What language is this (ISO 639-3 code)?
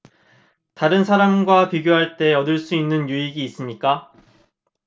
kor